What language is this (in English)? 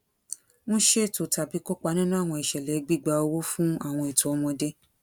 Yoruba